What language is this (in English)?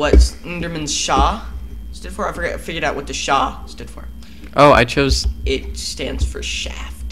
English